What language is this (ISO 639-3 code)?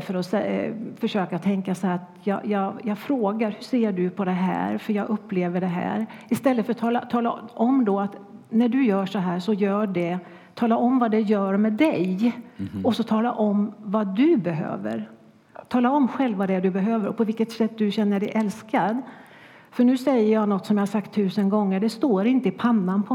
swe